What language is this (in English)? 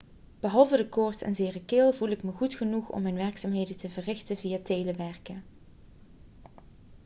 Dutch